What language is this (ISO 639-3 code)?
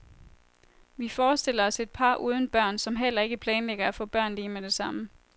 dan